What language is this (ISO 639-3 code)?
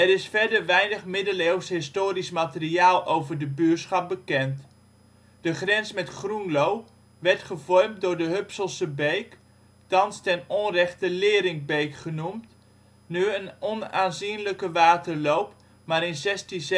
nld